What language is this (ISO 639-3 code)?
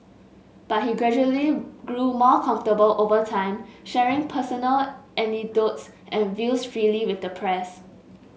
eng